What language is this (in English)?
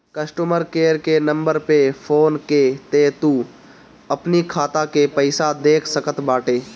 Bhojpuri